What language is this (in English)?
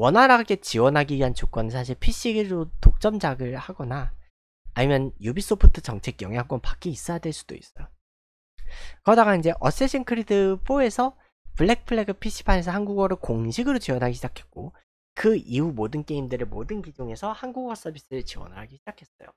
Korean